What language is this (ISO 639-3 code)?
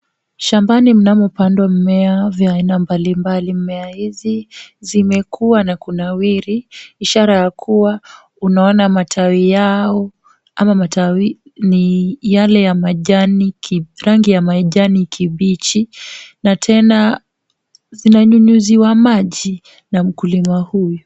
swa